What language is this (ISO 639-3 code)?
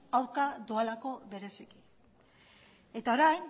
eus